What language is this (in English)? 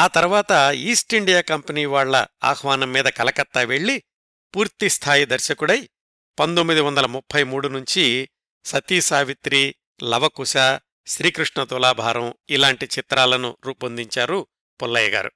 Telugu